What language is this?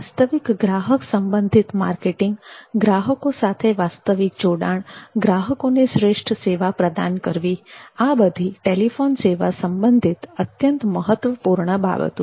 Gujarati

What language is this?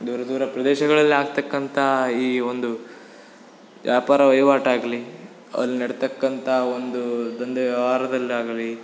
Kannada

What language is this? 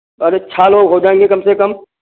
Hindi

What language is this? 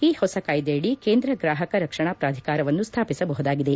Kannada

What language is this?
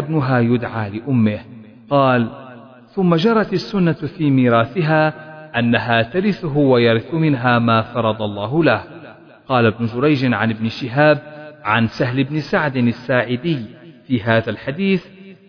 Arabic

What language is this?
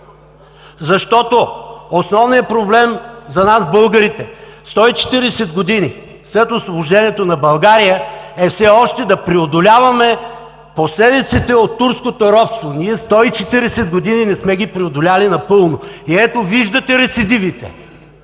Bulgarian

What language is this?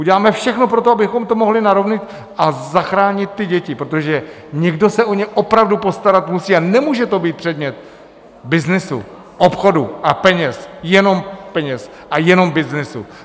Czech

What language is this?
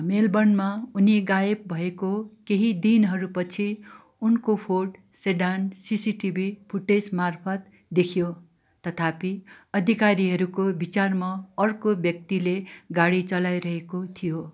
Nepali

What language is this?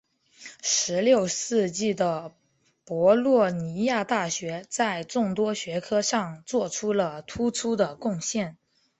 Chinese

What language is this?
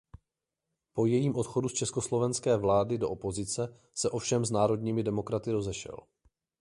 Czech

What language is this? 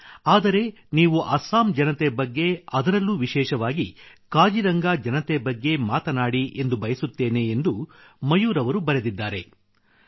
Kannada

